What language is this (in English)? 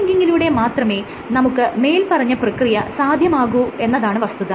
Malayalam